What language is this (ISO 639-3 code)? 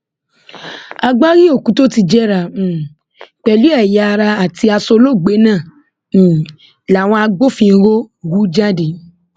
yor